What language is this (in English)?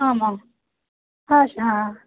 Sanskrit